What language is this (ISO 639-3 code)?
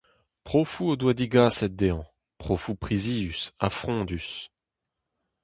bre